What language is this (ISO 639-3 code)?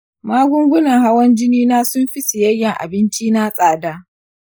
hau